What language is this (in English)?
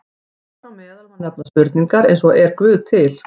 Icelandic